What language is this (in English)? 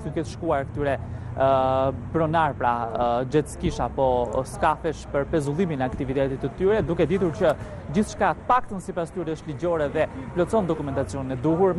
Romanian